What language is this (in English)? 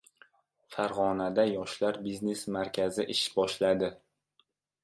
Uzbek